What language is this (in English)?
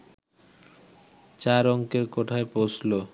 Bangla